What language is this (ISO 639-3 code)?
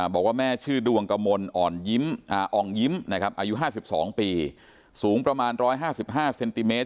tha